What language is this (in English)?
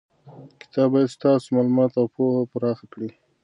Pashto